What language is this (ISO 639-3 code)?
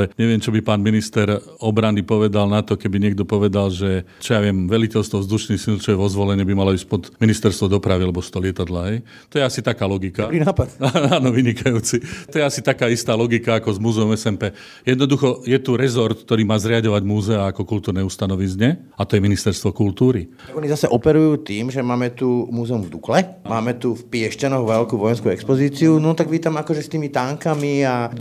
slk